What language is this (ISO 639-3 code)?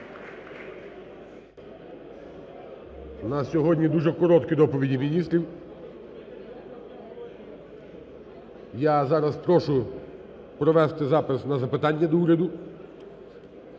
ukr